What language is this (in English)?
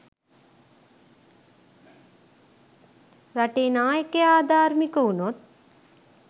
Sinhala